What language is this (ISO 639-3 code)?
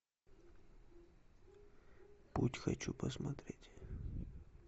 rus